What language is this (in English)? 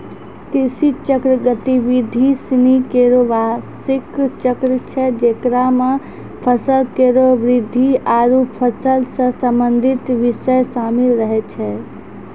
Maithili